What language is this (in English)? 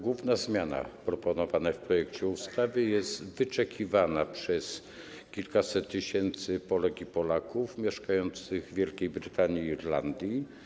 Polish